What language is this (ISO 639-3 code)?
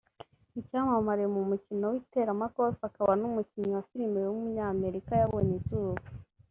kin